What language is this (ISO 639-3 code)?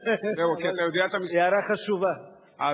heb